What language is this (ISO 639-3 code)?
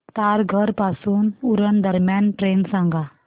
mar